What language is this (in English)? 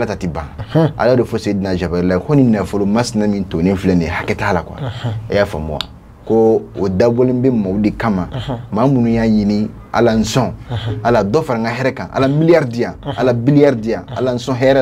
Arabic